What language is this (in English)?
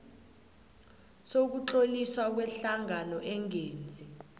South Ndebele